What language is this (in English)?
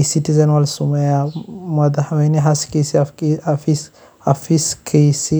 Somali